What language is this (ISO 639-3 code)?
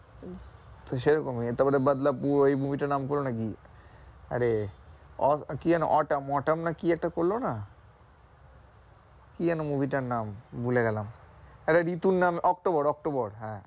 ben